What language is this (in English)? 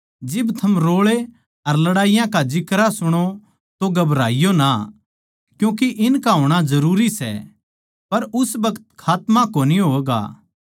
Haryanvi